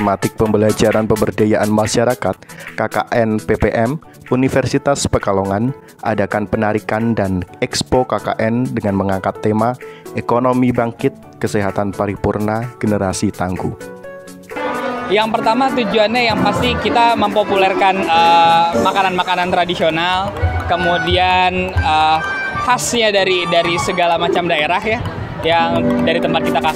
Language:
Indonesian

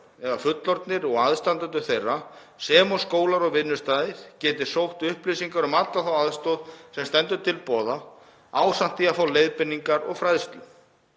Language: Icelandic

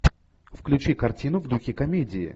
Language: Russian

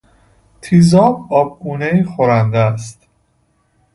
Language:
Persian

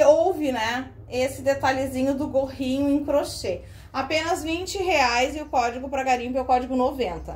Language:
Portuguese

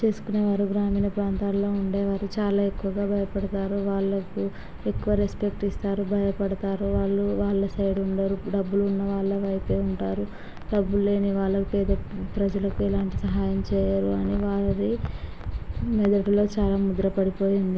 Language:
Telugu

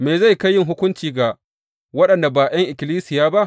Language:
Hausa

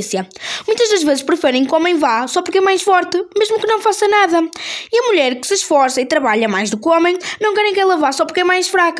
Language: Portuguese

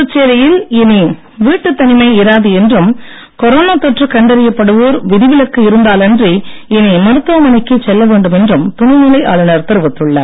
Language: Tamil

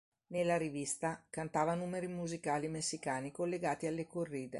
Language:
Italian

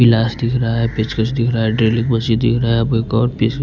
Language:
Hindi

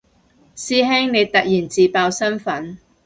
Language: Cantonese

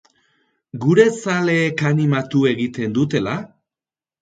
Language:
Basque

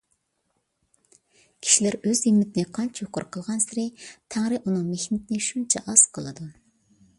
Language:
Uyghur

